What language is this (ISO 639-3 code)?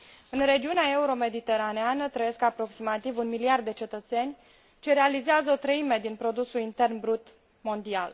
ron